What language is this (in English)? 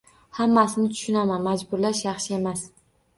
Uzbek